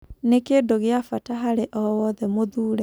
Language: Kikuyu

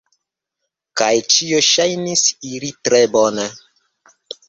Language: Esperanto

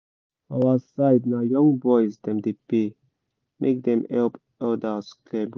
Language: Nigerian Pidgin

